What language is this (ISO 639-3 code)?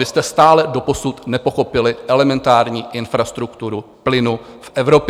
ces